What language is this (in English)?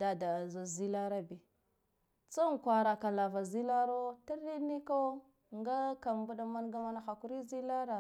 Guduf-Gava